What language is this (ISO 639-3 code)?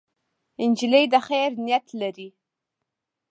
pus